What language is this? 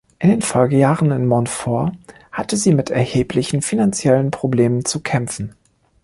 German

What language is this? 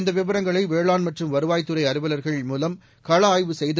Tamil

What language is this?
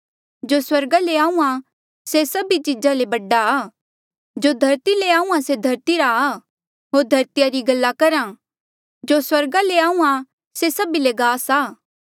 Mandeali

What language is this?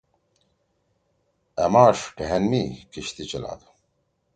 Torwali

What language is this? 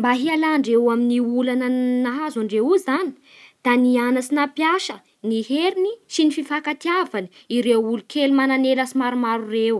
Bara Malagasy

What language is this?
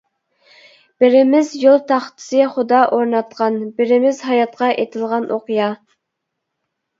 Uyghur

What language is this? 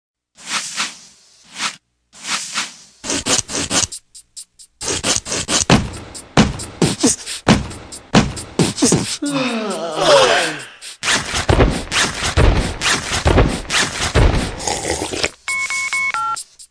Polish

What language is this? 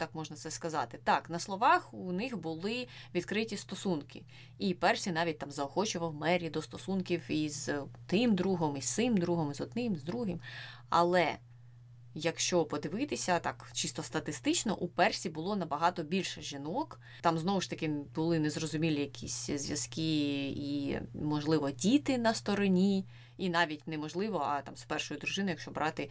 Ukrainian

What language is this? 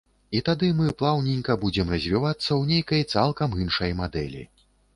Belarusian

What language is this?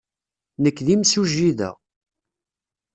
Kabyle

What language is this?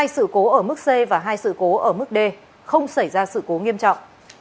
Vietnamese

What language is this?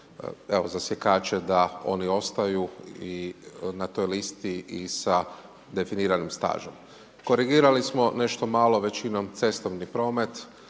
Croatian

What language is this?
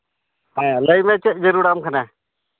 Santali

